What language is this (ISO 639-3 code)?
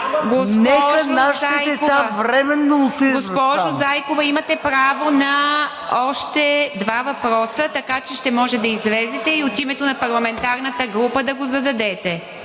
bul